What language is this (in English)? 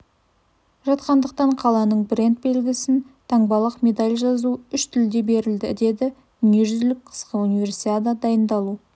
Kazakh